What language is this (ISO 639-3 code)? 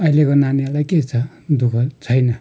nep